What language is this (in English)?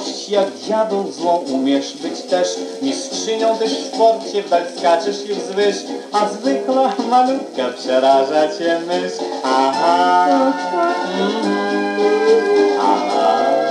Polish